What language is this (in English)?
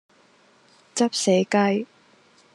Cantonese